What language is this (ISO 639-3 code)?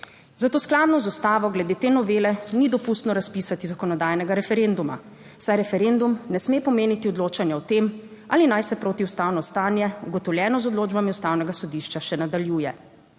slv